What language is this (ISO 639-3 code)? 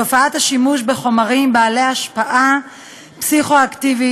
heb